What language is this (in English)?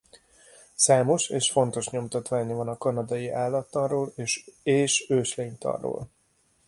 Hungarian